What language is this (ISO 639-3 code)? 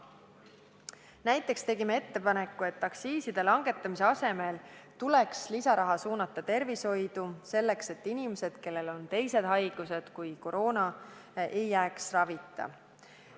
est